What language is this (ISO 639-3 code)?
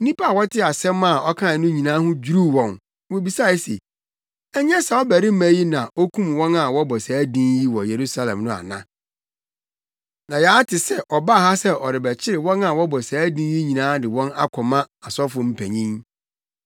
aka